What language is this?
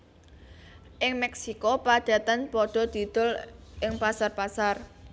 Javanese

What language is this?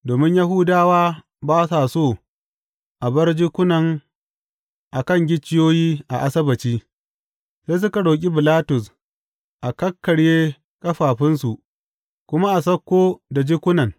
Hausa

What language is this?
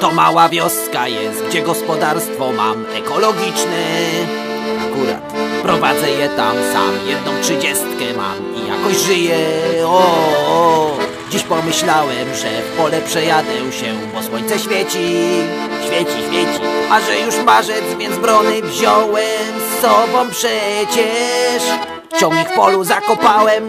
Polish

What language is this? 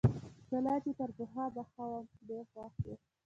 Pashto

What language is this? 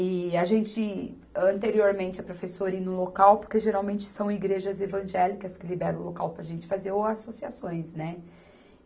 Portuguese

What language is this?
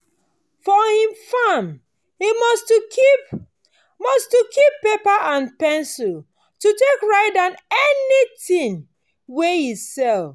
Nigerian Pidgin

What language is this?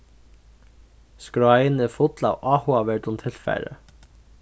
Faroese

